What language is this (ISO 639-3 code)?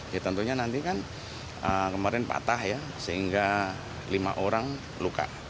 ind